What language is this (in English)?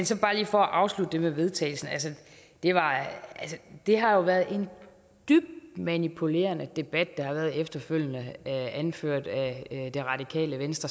Danish